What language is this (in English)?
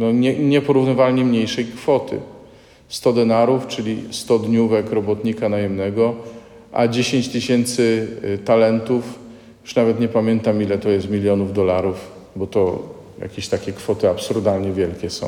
Polish